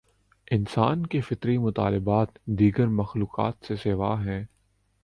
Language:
Urdu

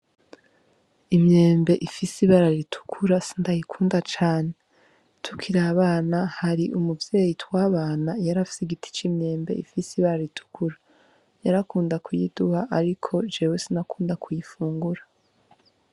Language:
Rundi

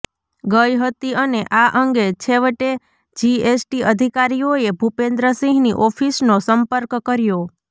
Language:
Gujarati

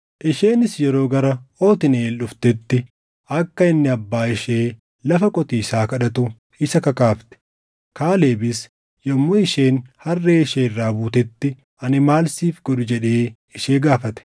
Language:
Oromo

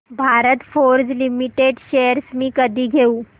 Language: Marathi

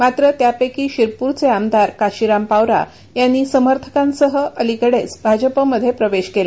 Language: Marathi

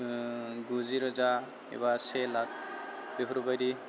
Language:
Bodo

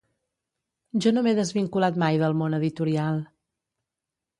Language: Catalan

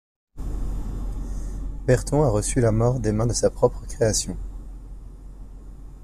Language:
French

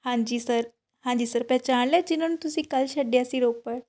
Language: Punjabi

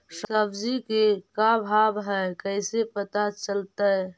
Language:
Magahi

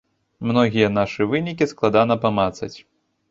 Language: Belarusian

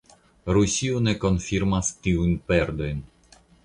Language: Esperanto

